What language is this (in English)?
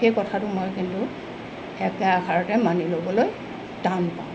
Assamese